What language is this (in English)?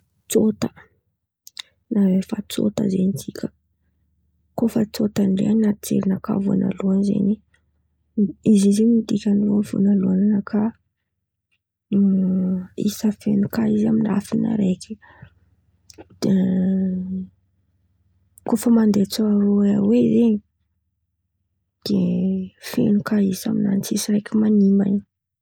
Antankarana Malagasy